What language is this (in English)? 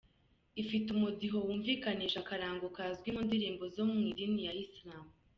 Kinyarwanda